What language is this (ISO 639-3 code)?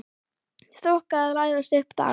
isl